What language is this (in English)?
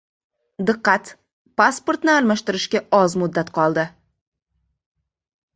Uzbek